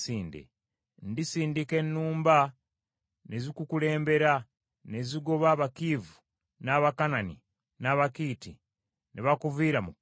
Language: Ganda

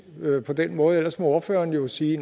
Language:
Danish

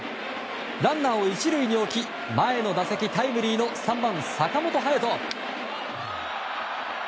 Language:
Japanese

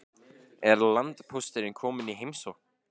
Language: Icelandic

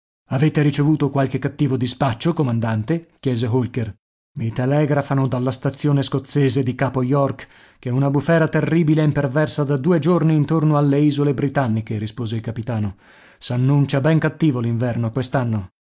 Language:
Italian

